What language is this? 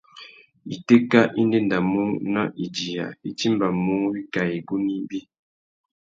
Tuki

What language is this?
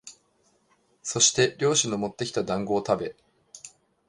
Japanese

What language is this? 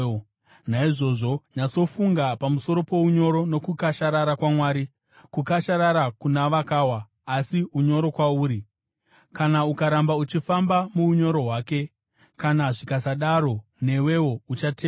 Shona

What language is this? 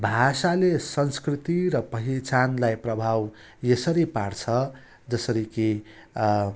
Nepali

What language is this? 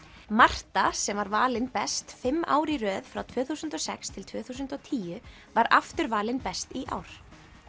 Icelandic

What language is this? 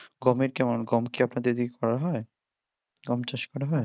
Bangla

